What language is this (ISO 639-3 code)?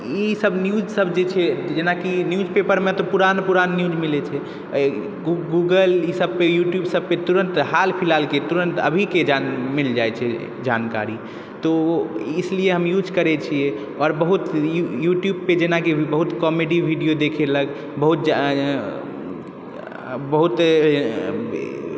mai